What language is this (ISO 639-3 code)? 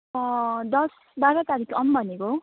nep